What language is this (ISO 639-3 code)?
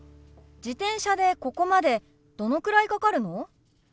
jpn